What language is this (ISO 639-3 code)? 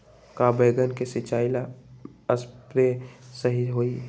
mag